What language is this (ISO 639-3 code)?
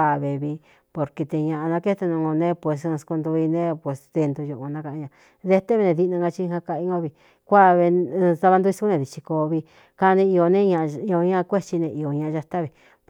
xtu